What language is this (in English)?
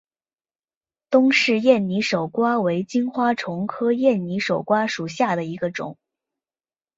Chinese